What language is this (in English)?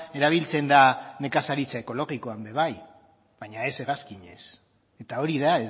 Basque